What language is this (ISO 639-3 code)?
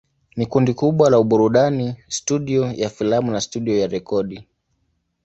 swa